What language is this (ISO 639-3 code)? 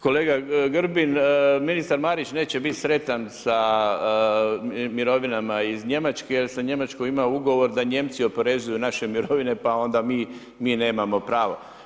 hrv